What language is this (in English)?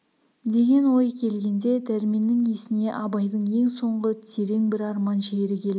Kazakh